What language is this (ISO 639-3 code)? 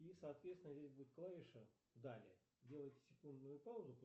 rus